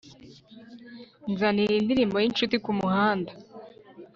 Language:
Kinyarwanda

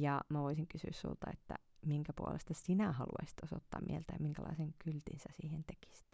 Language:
Finnish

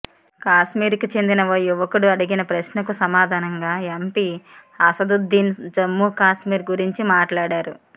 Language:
Telugu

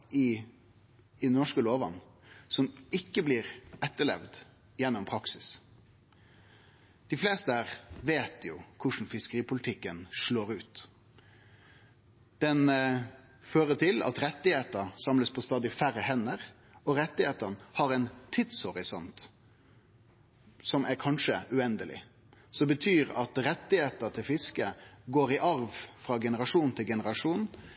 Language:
Norwegian Nynorsk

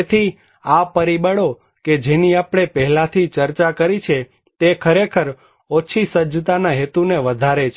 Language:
Gujarati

